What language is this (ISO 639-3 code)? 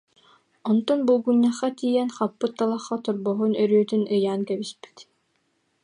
sah